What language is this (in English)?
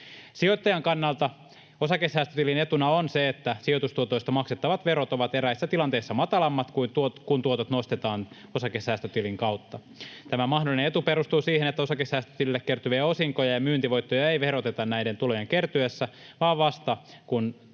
Finnish